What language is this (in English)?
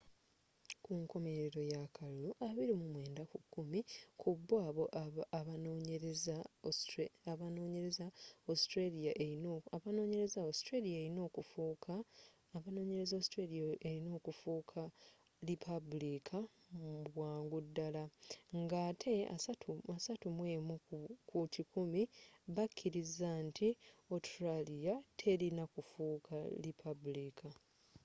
Ganda